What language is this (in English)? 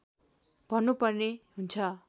Nepali